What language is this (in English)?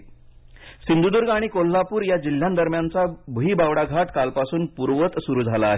Marathi